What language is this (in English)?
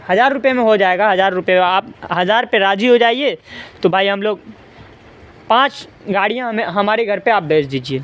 Urdu